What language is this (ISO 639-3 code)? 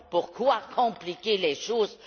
fra